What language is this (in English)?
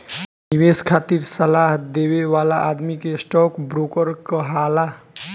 Bhojpuri